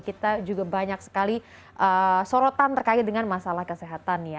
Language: Indonesian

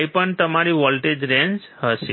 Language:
Gujarati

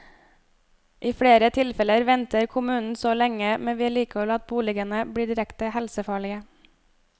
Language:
Norwegian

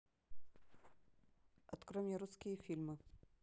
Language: Russian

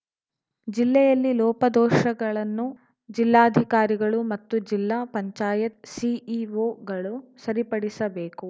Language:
Kannada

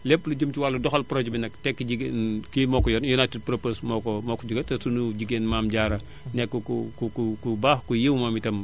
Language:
Wolof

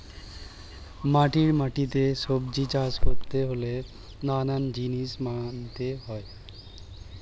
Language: Bangla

